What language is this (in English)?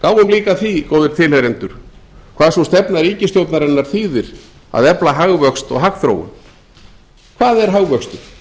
Icelandic